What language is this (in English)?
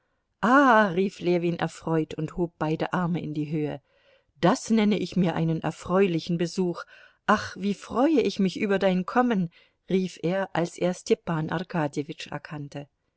German